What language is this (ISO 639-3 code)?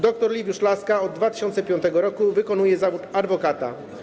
pol